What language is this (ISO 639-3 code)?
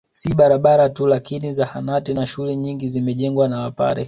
swa